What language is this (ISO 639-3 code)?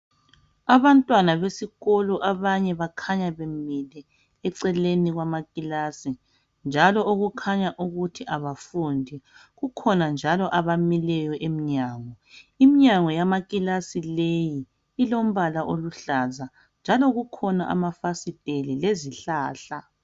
nde